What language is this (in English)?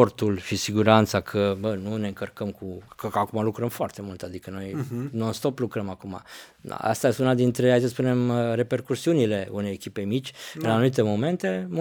Romanian